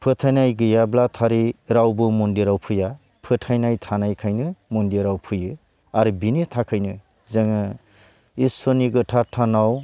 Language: Bodo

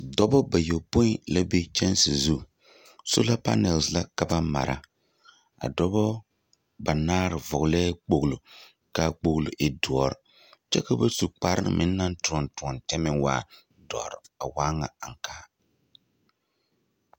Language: Southern Dagaare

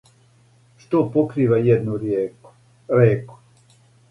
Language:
Serbian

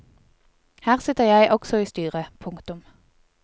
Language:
Norwegian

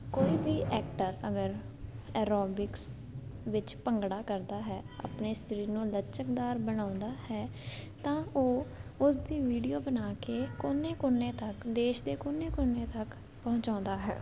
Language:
Punjabi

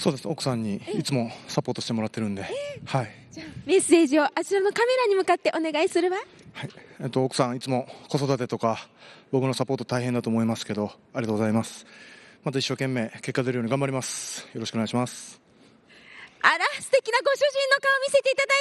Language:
Japanese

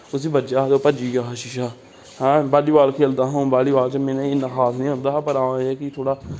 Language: Dogri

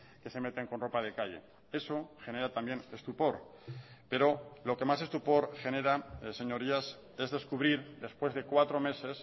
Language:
Spanish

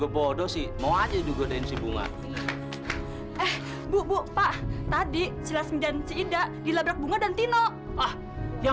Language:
Indonesian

